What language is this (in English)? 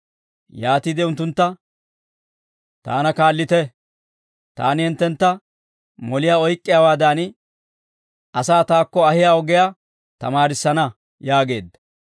Dawro